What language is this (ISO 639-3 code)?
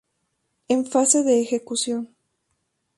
spa